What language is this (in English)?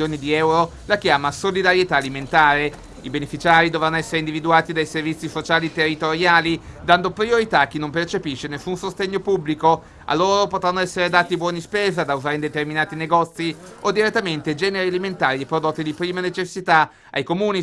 Italian